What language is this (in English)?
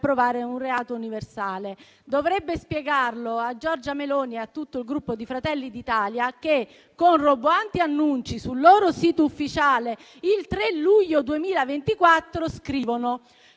Italian